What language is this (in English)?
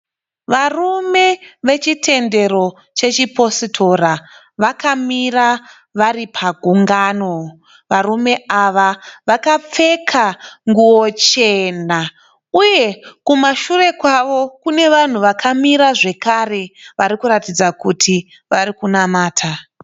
Shona